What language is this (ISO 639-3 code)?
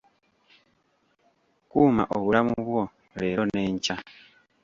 lug